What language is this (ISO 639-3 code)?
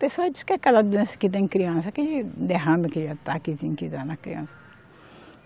por